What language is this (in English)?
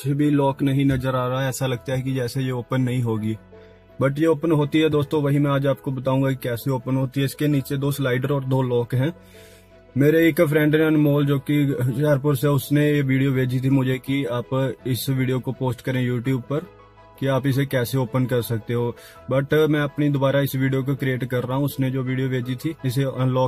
Hindi